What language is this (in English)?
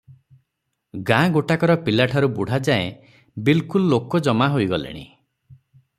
Odia